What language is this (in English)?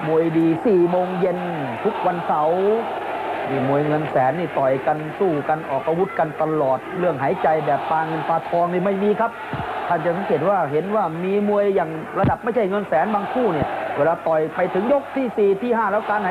Thai